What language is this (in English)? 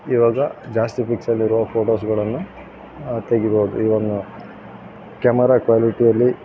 Kannada